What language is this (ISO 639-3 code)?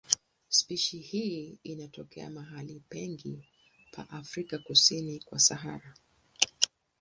swa